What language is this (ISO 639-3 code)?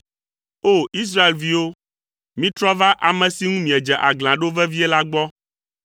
ewe